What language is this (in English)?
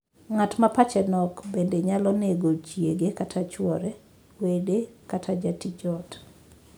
Luo (Kenya and Tanzania)